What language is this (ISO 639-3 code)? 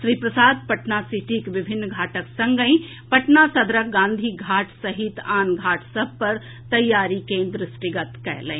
mai